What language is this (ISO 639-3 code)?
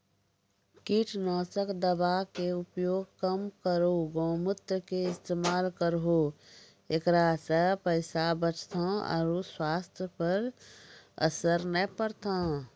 mai